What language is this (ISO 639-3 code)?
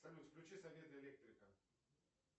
rus